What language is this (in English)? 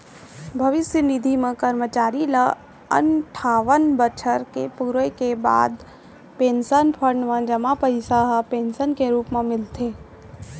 Chhattisgarhi